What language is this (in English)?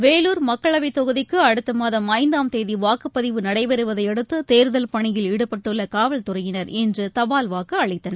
Tamil